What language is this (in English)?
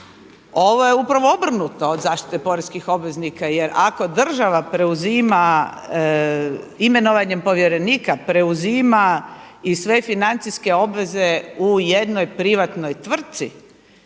Croatian